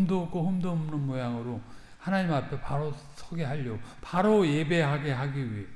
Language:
Korean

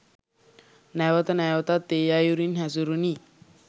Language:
Sinhala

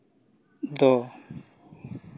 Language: Santali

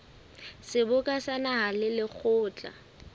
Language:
Southern Sotho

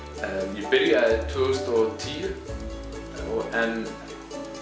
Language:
Icelandic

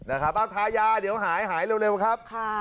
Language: Thai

